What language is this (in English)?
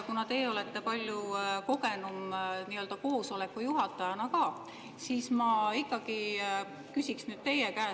Estonian